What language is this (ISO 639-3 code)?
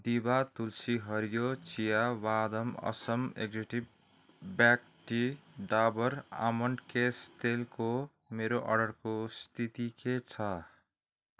nep